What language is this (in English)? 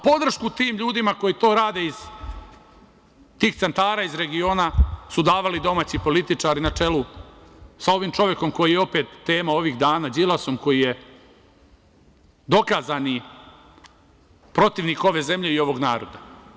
Serbian